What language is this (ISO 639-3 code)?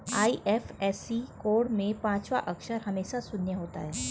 hin